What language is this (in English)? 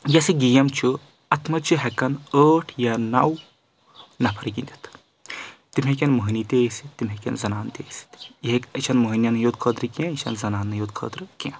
Kashmiri